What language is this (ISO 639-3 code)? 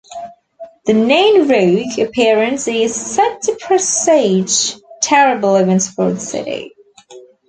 eng